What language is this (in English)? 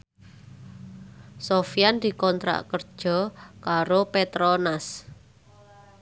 Javanese